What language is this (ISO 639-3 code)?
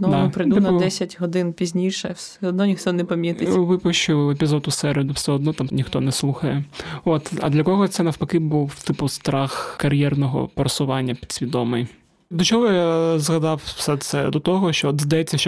ukr